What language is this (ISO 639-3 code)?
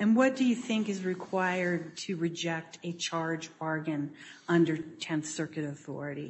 eng